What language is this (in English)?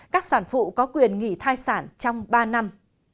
Vietnamese